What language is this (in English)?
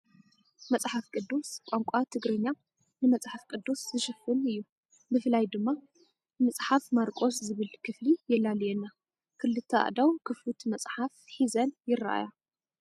Tigrinya